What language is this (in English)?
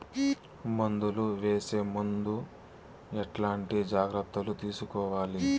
Telugu